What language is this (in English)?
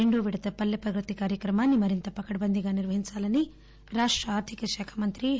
Telugu